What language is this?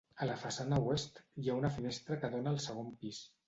Catalan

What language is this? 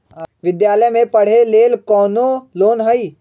Magahi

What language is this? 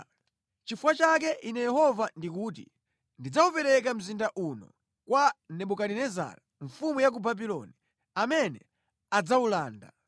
Nyanja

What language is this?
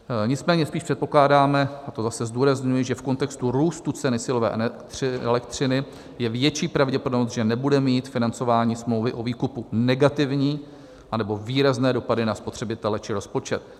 Czech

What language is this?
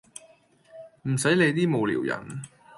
Cantonese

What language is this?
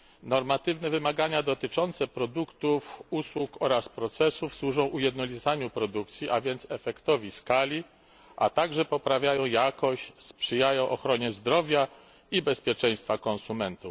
Polish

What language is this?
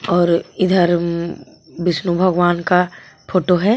Hindi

